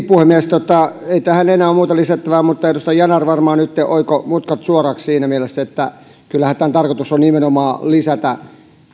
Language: Finnish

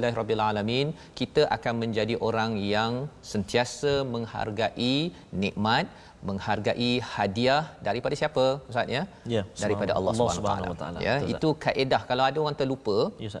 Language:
Malay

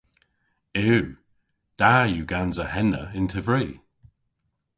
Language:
Cornish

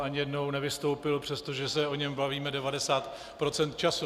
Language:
Czech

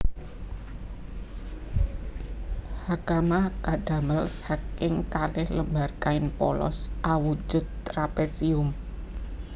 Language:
Javanese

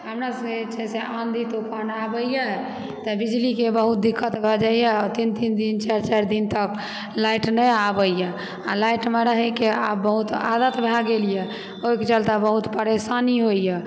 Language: Maithili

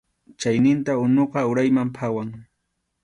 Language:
Arequipa-La Unión Quechua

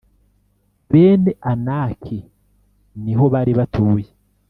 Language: Kinyarwanda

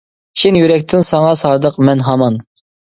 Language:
Uyghur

